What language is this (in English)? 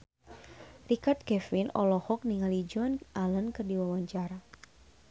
Sundanese